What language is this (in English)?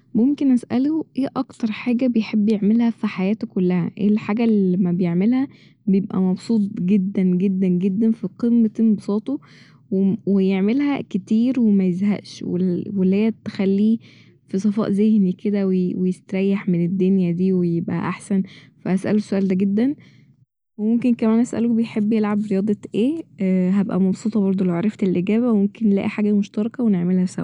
Egyptian Arabic